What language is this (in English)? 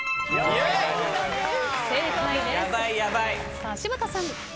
Japanese